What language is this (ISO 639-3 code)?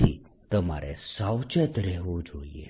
guj